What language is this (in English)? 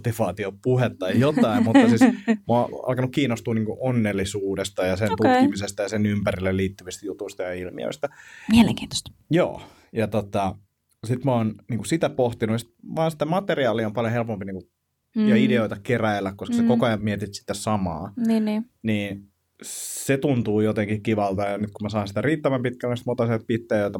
Finnish